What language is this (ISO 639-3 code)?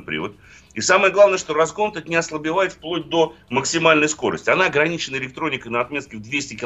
rus